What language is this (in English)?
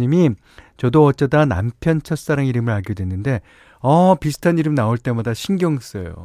Korean